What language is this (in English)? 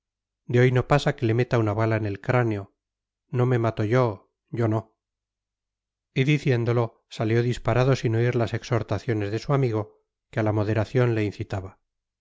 Spanish